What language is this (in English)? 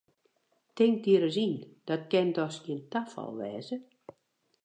Western Frisian